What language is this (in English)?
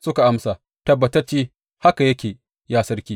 Hausa